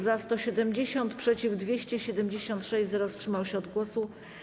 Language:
Polish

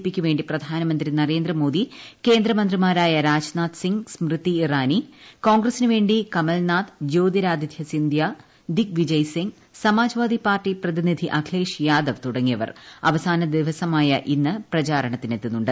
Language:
Malayalam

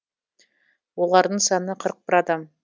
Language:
Kazakh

